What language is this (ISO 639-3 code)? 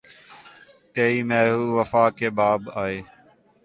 urd